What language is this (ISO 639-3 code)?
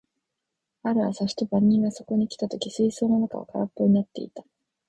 jpn